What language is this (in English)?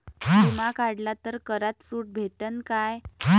Marathi